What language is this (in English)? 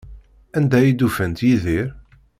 Kabyle